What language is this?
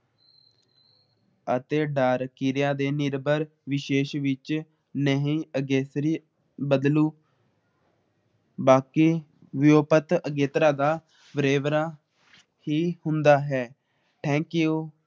Punjabi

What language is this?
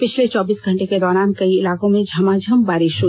Hindi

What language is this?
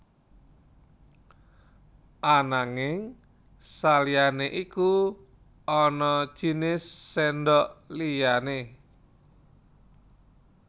Javanese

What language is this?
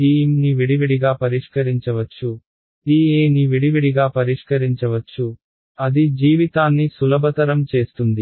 Telugu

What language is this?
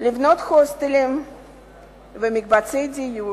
Hebrew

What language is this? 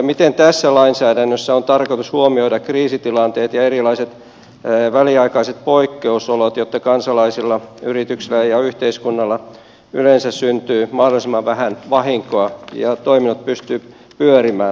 Finnish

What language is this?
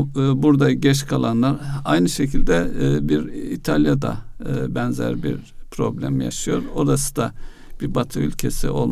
Turkish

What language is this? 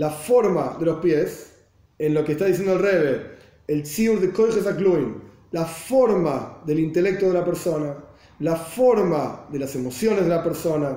Spanish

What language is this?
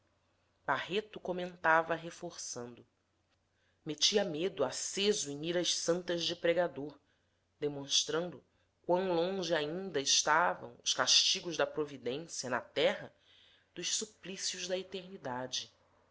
Portuguese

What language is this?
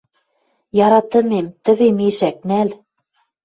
Western Mari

